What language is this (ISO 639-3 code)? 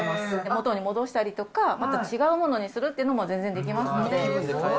jpn